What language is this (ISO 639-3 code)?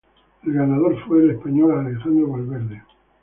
spa